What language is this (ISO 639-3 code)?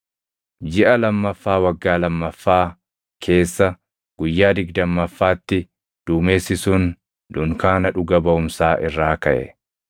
orm